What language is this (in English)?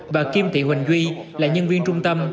Vietnamese